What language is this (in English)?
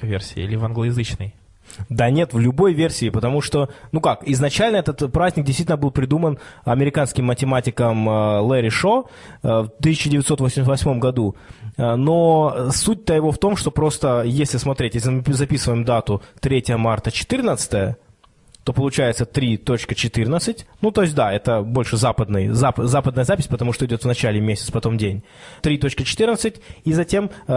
Russian